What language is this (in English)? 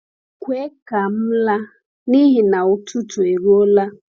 Igbo